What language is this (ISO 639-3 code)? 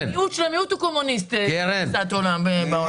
heb